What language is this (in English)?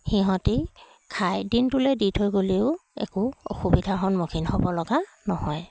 Assamese